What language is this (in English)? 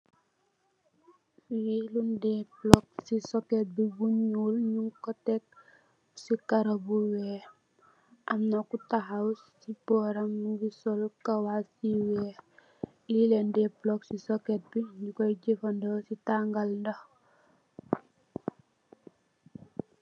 Wolof